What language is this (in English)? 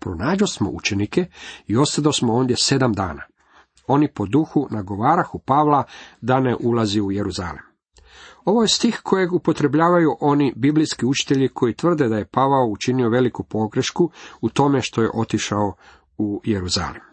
Croatian